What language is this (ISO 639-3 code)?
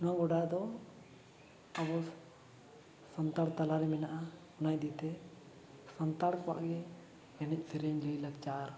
sat